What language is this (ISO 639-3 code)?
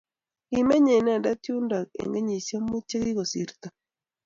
kln